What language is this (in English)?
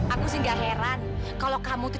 Indonesian